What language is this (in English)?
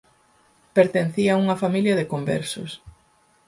Galician